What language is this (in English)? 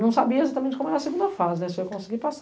Portuguese